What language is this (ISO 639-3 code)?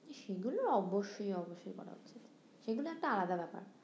ben